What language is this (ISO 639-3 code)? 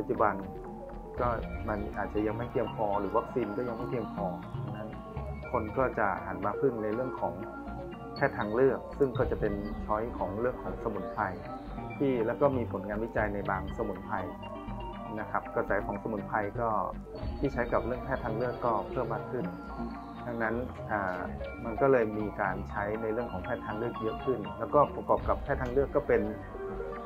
tha